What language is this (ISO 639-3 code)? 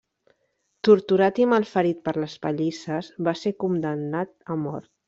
cat